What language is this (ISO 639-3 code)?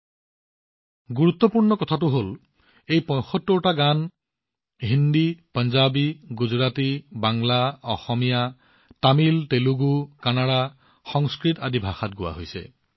asm